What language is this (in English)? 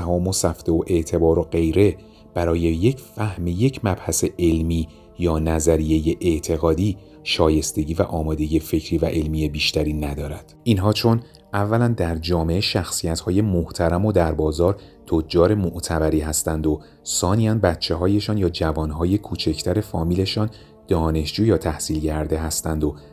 Persian